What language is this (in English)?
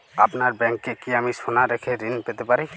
Bangla